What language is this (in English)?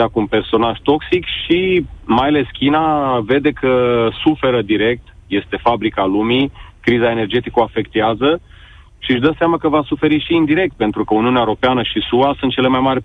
Romanian